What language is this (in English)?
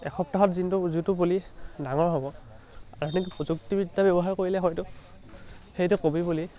Assamese